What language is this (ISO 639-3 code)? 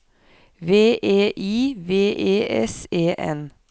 nor